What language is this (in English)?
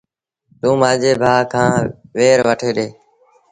Sindhi Bhil